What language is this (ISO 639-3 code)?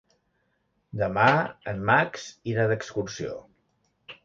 cat